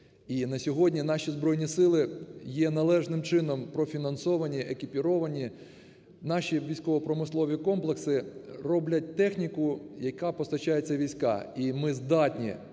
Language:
Ukrainian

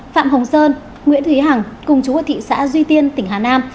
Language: Vietnamese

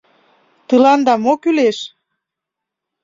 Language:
Mari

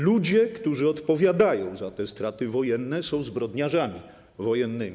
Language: Polish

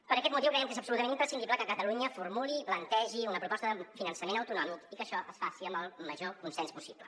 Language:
Catalan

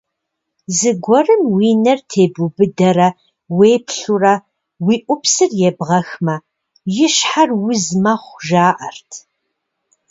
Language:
Kabardian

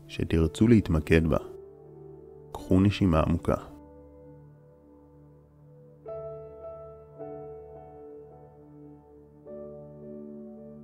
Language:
Hebrew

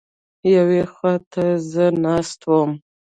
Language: Pashto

